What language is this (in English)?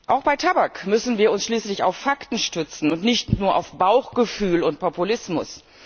German